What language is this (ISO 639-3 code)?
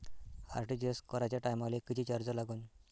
mar